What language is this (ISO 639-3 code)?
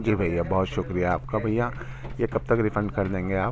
urd